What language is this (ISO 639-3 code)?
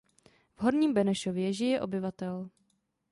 ces